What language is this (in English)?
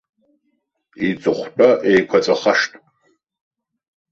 Abkhazian